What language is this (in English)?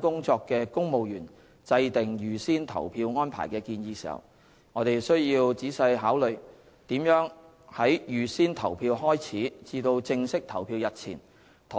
Cantonese